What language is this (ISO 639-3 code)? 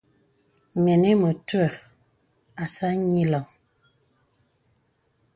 beb